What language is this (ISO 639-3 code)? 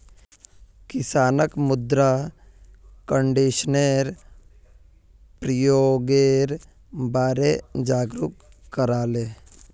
mag